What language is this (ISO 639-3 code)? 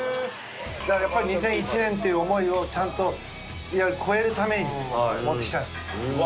jpn